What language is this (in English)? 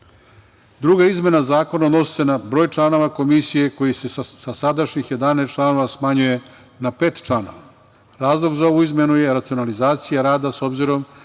Serbian